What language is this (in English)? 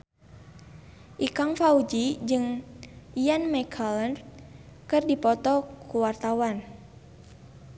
Sundanese